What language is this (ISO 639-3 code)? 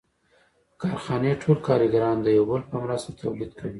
pus